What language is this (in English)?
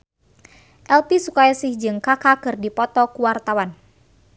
Sundanese